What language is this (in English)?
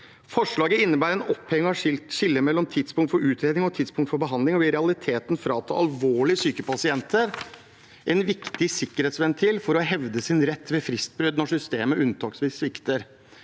Norwegian